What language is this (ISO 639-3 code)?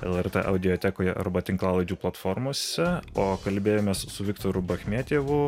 lit